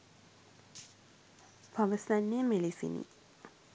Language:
Sinhala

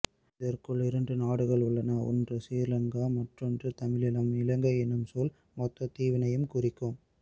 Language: Tamil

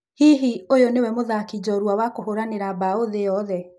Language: Kikuyu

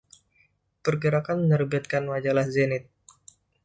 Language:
Indonesian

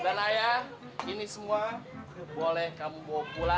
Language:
Indonesian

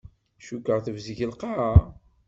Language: Kabyle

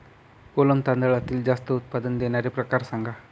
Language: Marathi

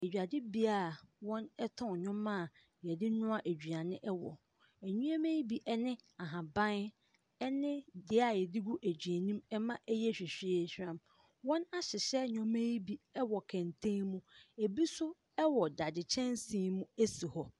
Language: Akan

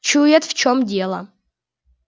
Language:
Russian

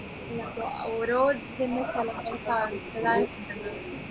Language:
Malayalam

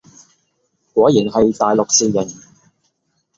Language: Cantonese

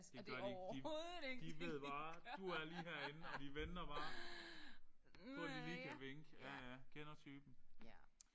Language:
Danish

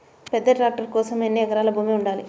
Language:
Telugu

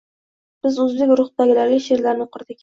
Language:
Uzbek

